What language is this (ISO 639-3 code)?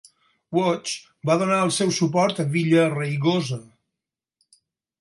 cat